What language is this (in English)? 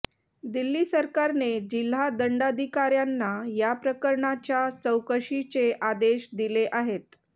Marathi